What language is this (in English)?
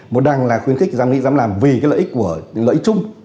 Vietnamese